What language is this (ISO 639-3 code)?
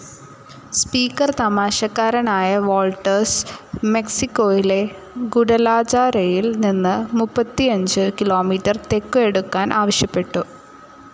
mal